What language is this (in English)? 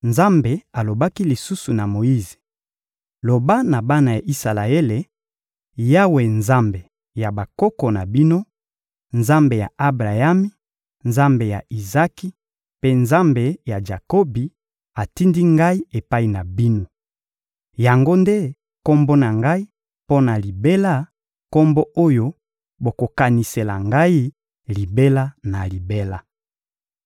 Lingala